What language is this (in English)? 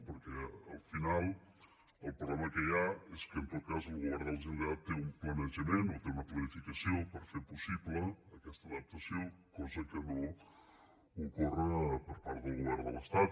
Catalan